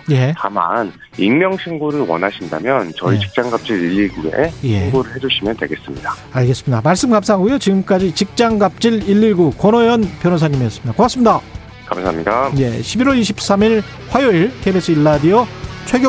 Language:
Korean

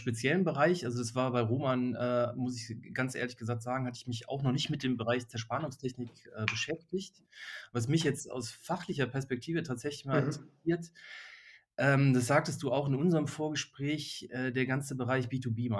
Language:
German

